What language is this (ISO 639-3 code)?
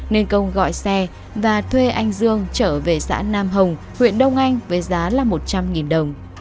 vie